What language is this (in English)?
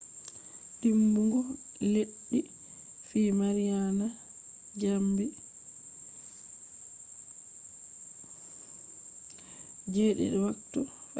Fula